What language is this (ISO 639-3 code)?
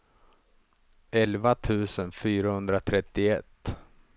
swe